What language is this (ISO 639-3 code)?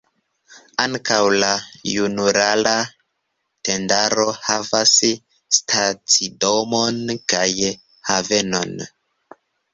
epo